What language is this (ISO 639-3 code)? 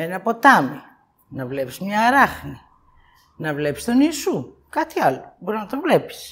ell